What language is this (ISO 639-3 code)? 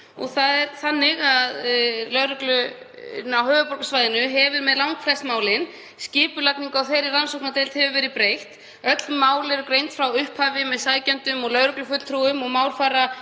isl